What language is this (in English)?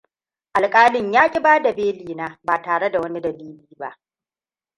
Hausa